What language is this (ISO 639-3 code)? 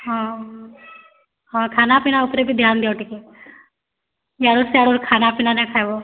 ori